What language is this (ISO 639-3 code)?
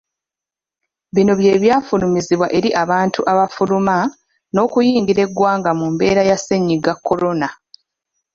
lug